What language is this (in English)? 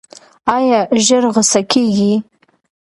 Pashto